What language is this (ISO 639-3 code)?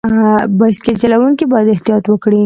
pus